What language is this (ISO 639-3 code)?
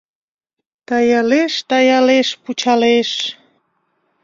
chm